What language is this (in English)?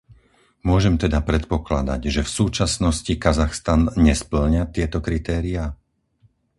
Slovak